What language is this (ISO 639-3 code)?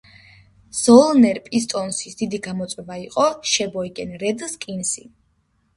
kat